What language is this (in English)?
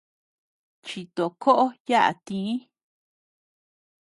Tepeuxila Cuicatec